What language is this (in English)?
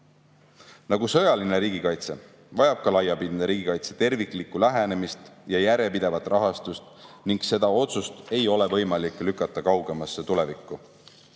Estonian